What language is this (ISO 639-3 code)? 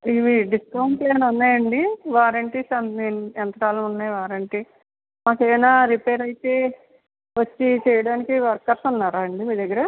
tel